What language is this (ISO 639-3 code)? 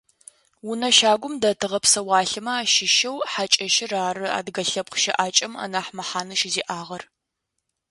ady